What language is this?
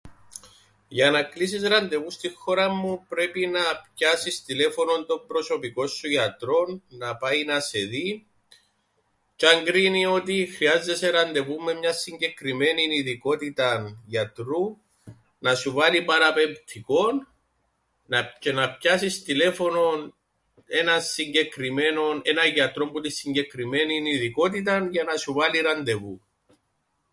Greek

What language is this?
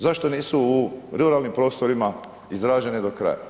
Croatian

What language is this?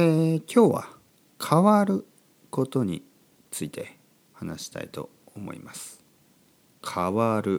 Japanese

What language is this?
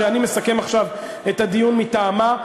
Hebrew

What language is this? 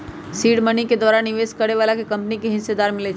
Magahi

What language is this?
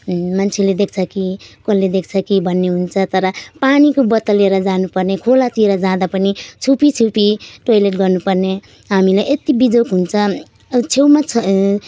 Nepali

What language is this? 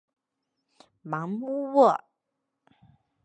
Chinese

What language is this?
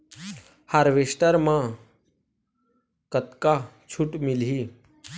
Chhattisgarhi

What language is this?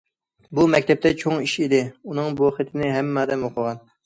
Uyghur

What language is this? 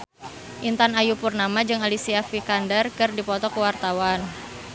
Sundanese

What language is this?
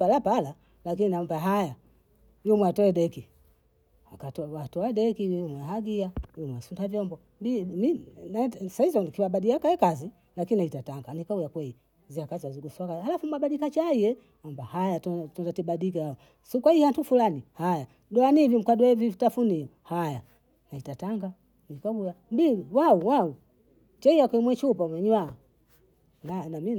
Bondei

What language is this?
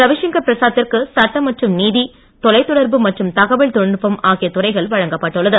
Tamil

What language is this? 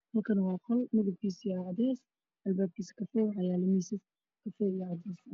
Somali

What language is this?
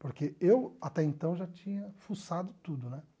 Portuguese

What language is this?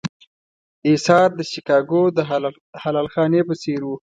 Pashto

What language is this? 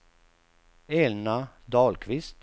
Swedish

